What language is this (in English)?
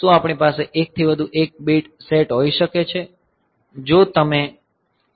Gujarati